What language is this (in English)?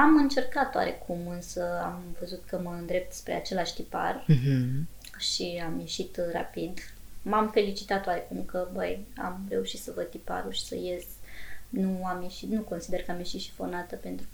Romanian